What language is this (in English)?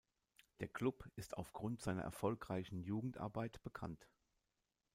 German